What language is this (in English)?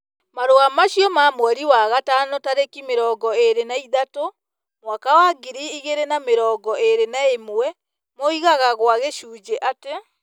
Kikuyu